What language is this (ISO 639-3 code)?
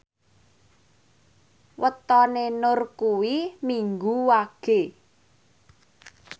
jav